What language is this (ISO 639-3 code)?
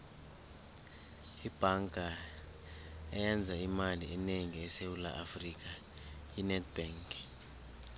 nbl